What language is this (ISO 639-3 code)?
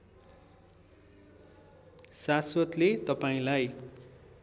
nep